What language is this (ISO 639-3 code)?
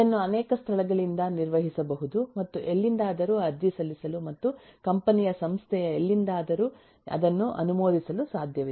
kan